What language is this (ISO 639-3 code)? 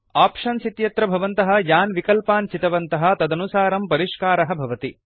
san